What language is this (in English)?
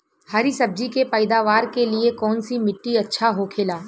Bhojpuri